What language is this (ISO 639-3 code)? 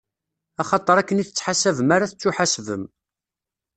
kab